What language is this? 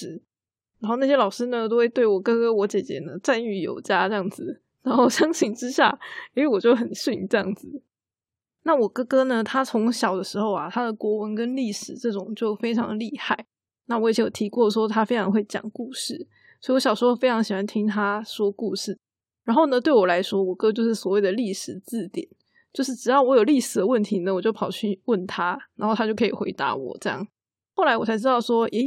Chinese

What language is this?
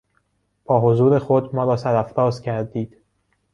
Persian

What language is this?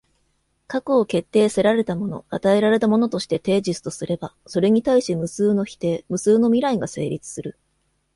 Japanese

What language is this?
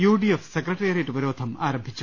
Malayalam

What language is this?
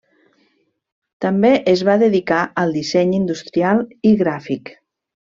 Catalan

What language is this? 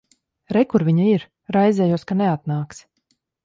Latvian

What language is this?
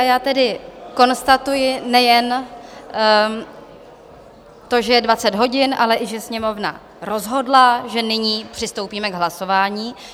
Czech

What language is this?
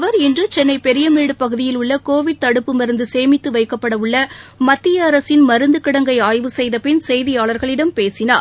Tamil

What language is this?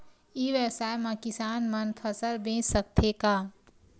Chhattisgarhi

